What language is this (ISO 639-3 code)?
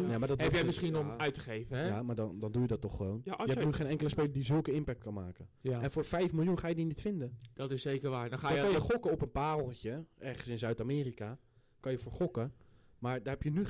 nld